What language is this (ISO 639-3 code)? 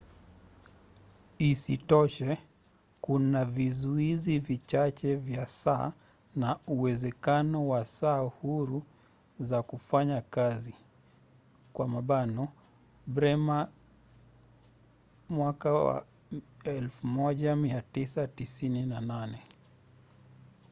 swa